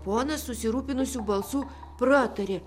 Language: Lithuanian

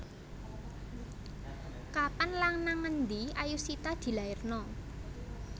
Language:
Javanese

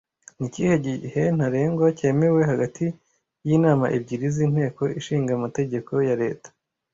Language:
Kinyarwanda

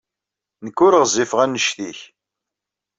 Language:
Kabyle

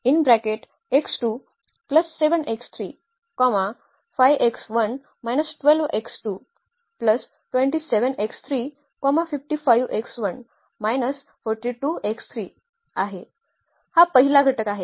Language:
Marathi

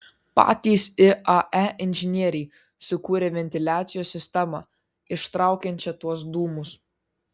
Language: Lithuanian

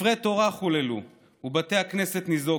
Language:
Hebrew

